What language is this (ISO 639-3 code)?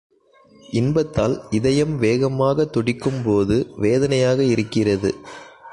tam